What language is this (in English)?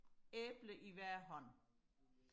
Danish